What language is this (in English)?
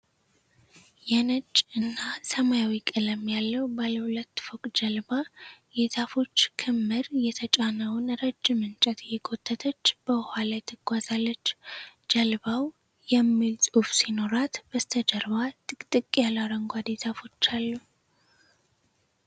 Amharic